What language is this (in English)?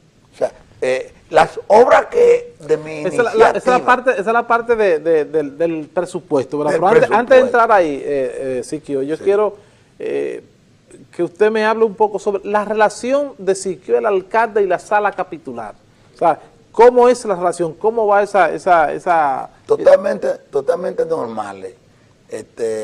Spanish